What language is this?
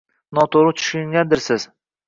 Uzbek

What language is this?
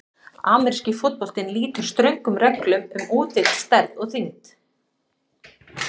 Icelandic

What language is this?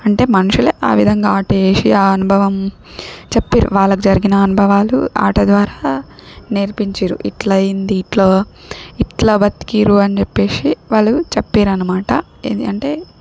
Telugu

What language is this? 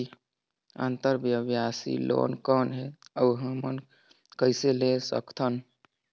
Chhattisgarhi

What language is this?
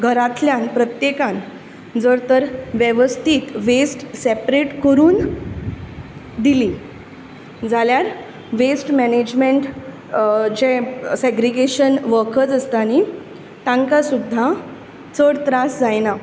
Konkani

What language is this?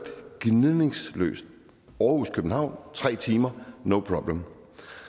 Danish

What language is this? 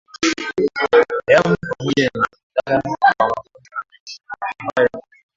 Swahili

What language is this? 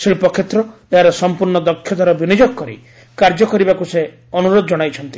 Odia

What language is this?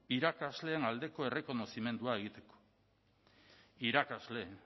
Basque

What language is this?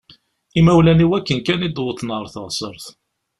Kabyle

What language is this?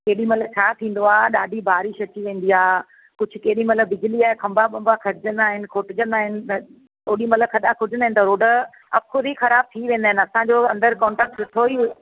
Sindhi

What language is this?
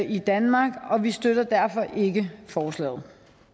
Danish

